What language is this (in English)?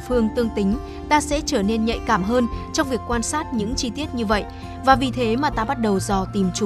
Vietnamese